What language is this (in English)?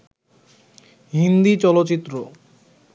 Bangla